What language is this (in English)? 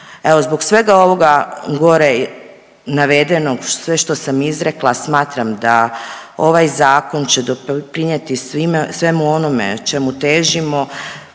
Croatian